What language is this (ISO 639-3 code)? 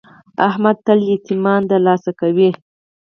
pus